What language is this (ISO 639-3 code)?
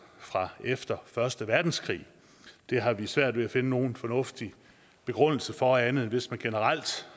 dan